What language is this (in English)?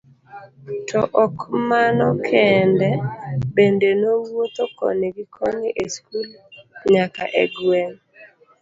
Luo (Kenya and Tanzania)